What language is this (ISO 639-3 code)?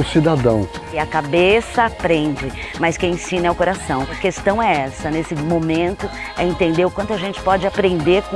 por